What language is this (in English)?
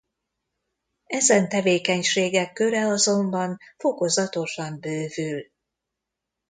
Hungarian